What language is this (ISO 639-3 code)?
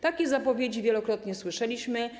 pol